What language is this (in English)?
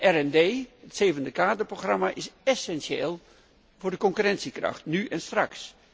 Dutch